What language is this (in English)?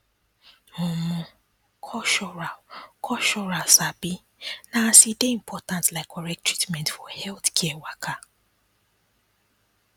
Nigerian Pidgin